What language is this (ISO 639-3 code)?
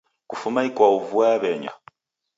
dav